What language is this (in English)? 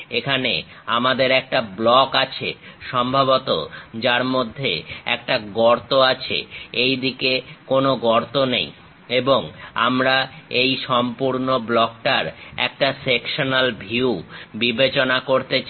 Bangla